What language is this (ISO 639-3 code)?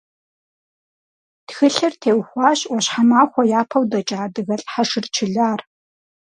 kbd